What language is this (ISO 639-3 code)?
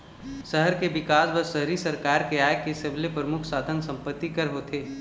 hne